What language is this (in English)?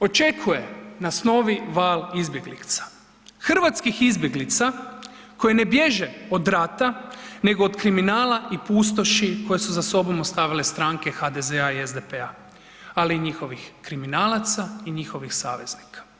Croatian